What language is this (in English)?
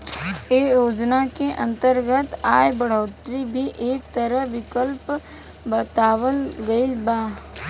Bhojpuri